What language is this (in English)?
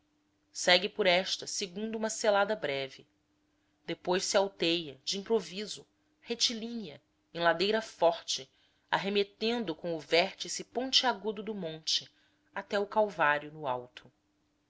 Portuguese